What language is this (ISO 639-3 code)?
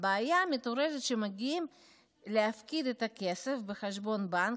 heb